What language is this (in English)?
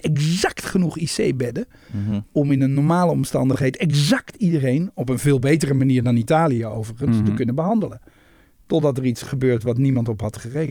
Dutch